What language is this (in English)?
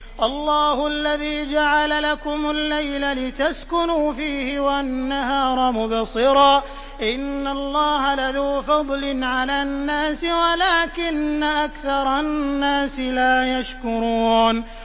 Arabic